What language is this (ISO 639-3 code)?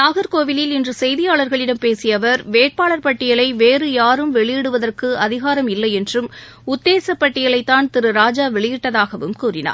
tam